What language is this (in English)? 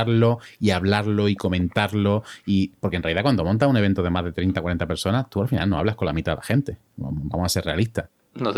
Spanish